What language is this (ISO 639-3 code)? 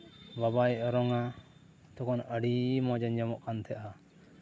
sat